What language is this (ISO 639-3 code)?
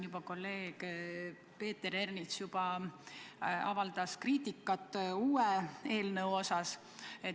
est